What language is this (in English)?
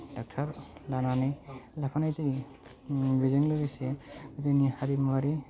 Bodo